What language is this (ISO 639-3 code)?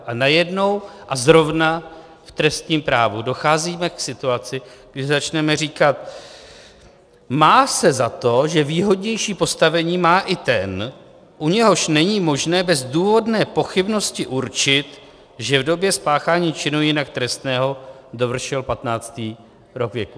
ces